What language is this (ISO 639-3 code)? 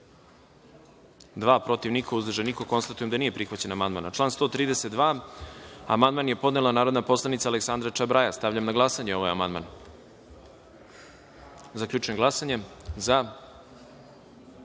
srp